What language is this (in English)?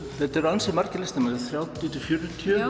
Icelandic